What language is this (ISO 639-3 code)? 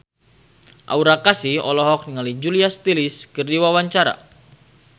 sun